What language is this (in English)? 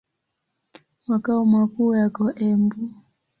Swahili